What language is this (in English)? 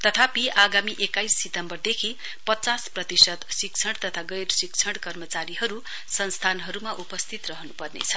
Nepali